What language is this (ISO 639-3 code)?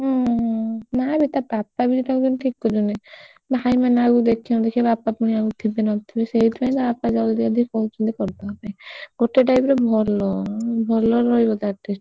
ori